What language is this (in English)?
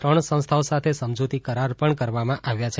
Gujarati